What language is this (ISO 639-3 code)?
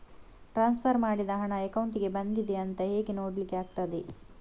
kan